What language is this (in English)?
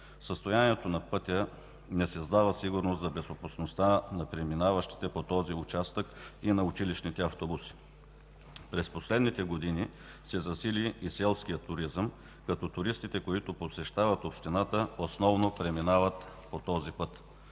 Bulgarian